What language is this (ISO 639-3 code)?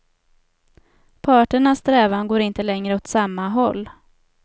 swe